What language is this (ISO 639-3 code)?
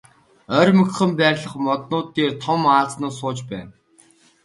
mon